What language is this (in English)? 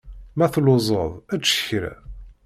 Kabyle